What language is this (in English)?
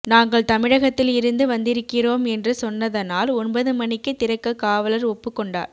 Tamil